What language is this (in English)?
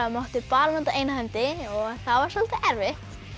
Icelandic